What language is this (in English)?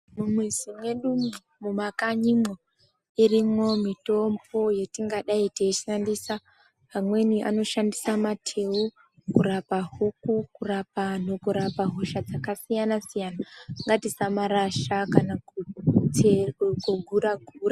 Ndau